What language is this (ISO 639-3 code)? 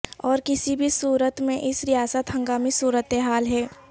urd